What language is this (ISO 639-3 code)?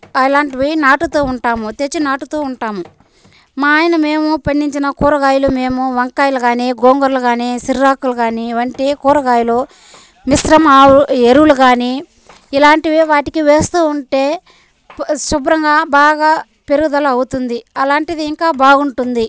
tel